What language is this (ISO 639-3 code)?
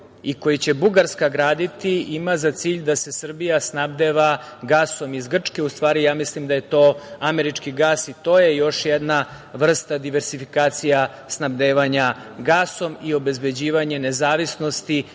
srp